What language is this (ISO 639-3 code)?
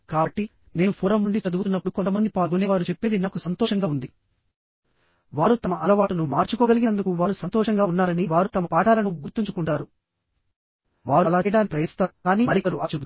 tel